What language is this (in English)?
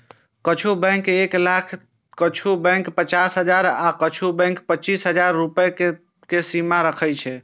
Maithili